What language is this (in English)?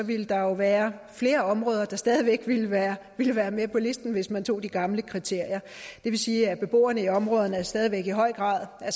Danish